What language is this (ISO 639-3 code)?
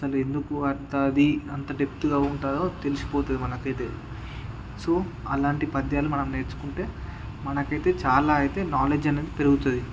tel